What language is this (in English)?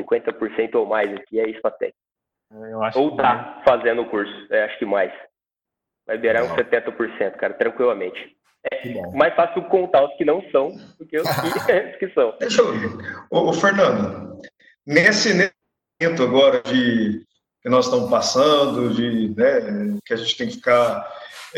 Portuguese